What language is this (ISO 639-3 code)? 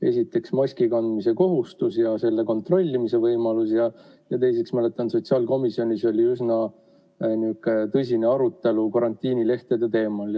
est